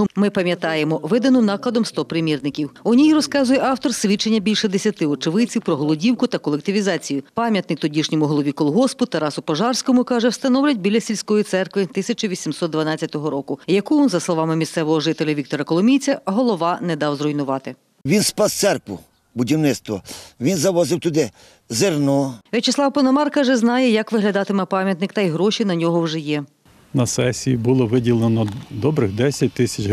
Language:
Ukrainian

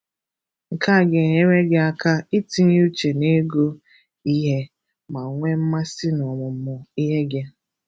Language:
Igbo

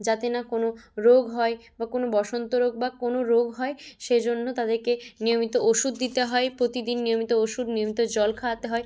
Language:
Bangla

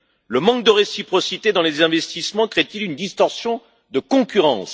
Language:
French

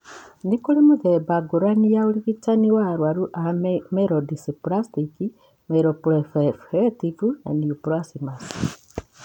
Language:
Kikuyu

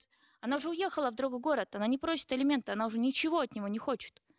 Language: Kazakh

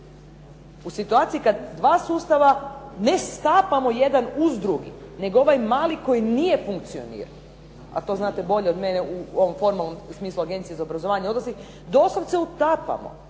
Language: Croatian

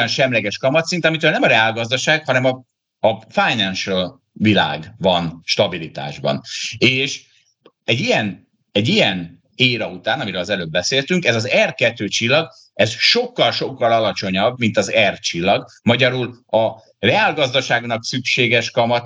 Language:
Hungarian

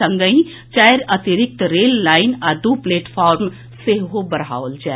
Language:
Maithili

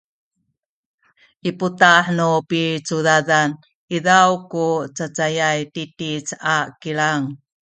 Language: Sakizaya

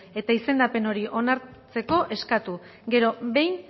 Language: Basque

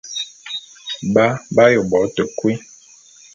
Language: Bulu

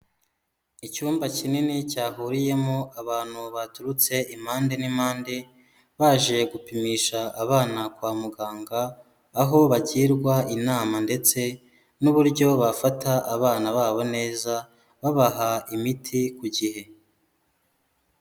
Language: Kinyarwanda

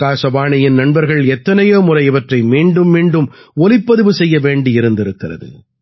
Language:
Tamil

